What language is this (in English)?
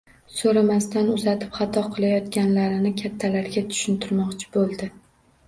Uzbek